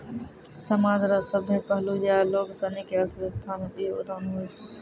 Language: Maithili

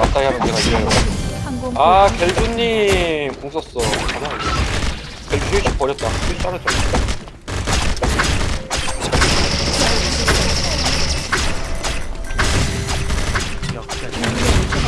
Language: Korean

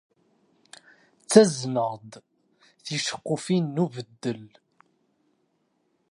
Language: Kabyle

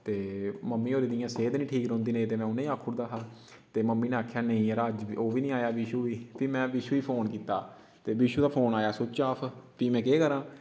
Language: Dogri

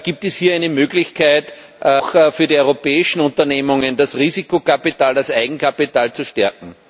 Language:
German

